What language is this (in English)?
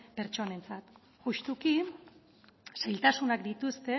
Basque